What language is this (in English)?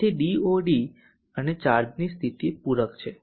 Gujarati